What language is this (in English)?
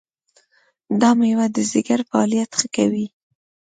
Pashto